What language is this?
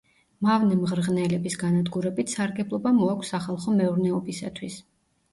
Georgian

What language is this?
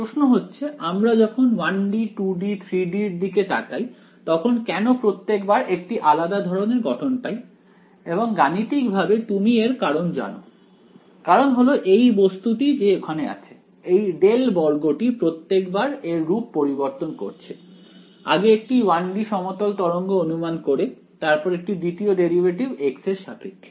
Bangla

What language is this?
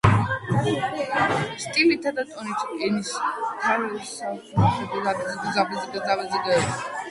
Georgian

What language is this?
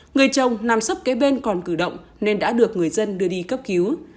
Vietnamese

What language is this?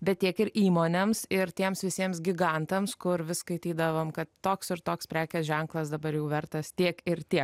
Lithuanian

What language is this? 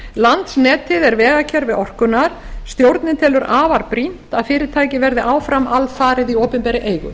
Icelandic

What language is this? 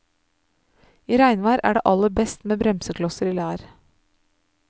Norwegian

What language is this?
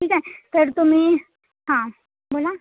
Marathi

